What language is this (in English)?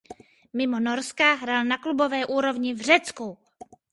Czech